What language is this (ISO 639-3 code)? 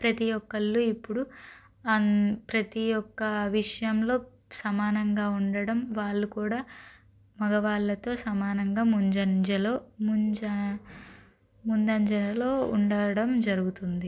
tel